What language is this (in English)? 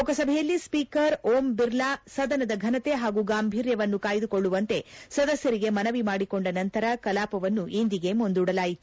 Kannada